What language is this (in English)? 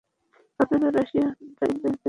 Bangla